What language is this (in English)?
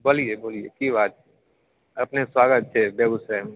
Maithili